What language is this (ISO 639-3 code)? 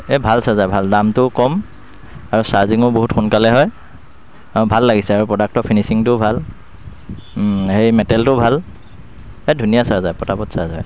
asm